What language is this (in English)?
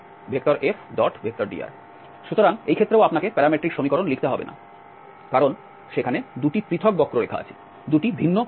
Bangla